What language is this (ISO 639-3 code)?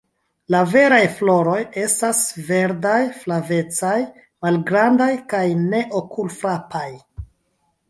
epo